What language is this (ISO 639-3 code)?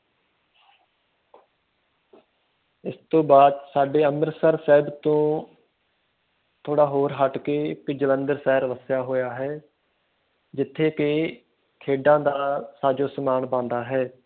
pan